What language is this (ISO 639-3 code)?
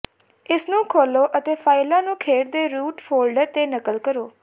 pan